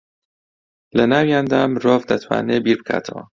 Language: Central Kurdish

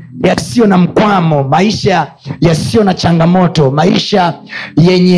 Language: Swahili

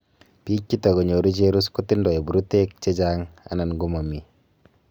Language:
Kalenjin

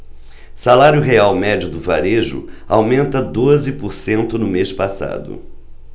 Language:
Portuguese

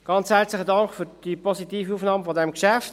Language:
Swiss German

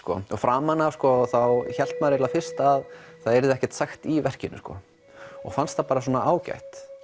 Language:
Icelandic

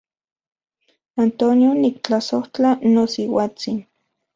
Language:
Central Puebla Nahuatl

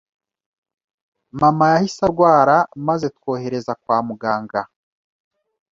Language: Kinyarwanda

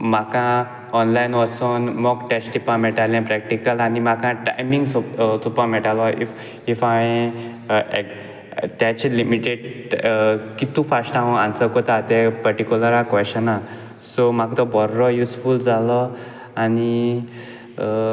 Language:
Konkani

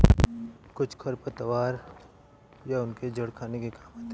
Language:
Hindi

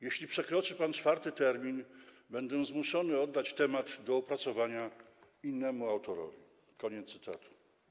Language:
Polish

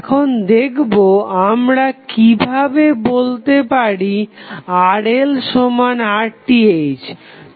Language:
Bangla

